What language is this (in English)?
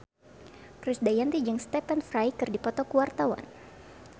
Sundanese